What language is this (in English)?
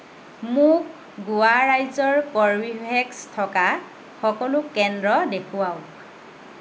Assamese